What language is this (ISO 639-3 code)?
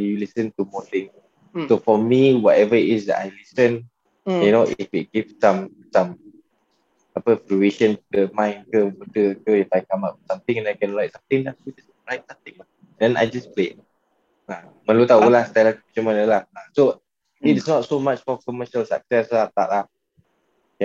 msa